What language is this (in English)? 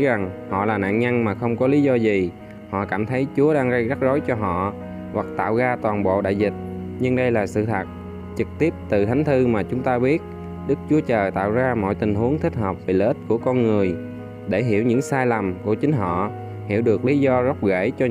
Vietnamese